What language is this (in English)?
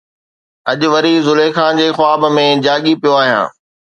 Sindhi